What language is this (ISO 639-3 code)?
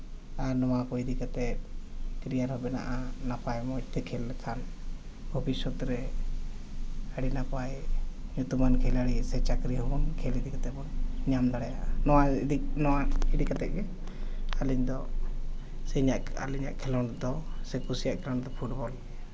sat